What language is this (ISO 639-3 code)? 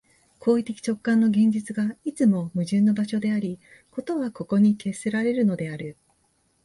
jpn